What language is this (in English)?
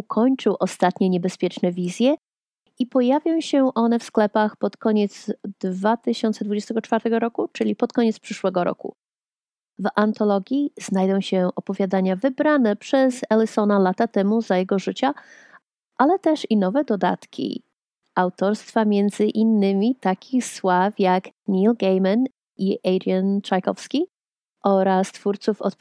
Polish